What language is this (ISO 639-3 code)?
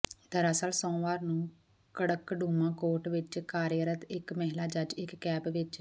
pan